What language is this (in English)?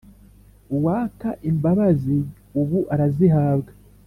Kinyarwanda